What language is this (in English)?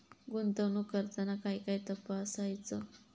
Marathi